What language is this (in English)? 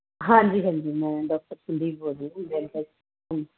Punjabi